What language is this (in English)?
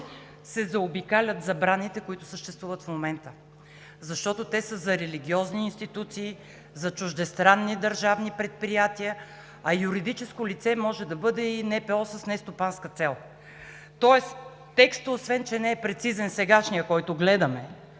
Bulgarian